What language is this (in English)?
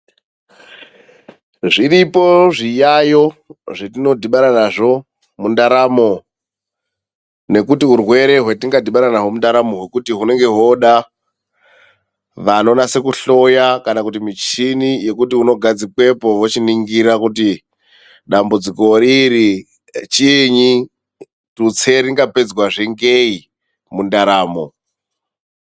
Ndau